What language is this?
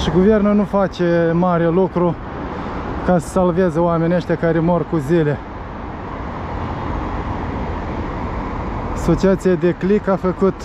Romanian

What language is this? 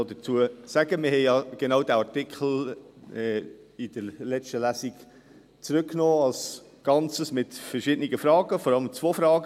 Swiss German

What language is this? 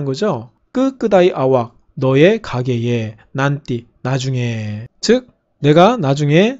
Korean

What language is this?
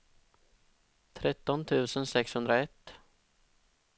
Swedish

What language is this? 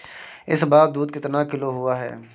Hindi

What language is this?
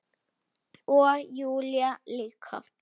Icelandic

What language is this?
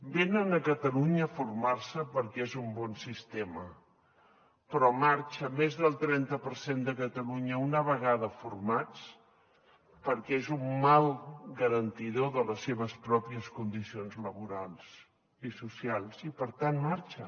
Catalan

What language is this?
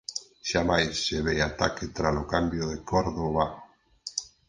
Galician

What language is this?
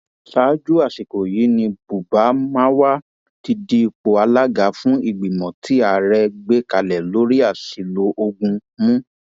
Yoruba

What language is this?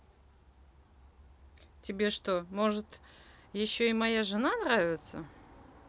Russian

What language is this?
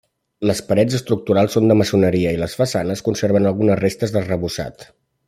Catalan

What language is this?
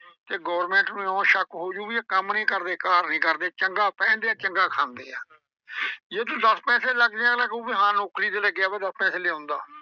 Punjabi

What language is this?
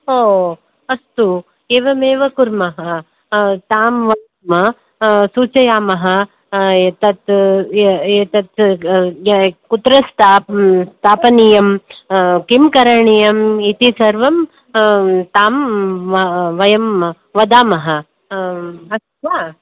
Sanskrit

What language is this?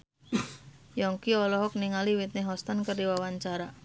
Sundanese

